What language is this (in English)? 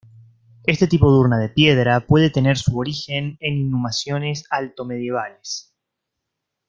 Spanish